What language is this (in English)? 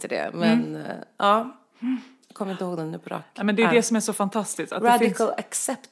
Swedish